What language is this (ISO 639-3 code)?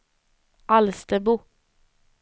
swe